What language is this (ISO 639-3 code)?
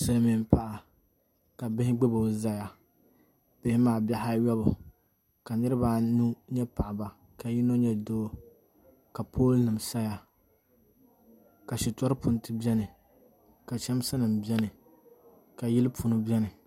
dag